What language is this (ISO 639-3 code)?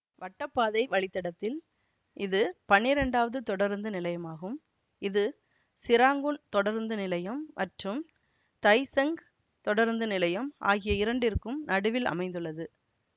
tam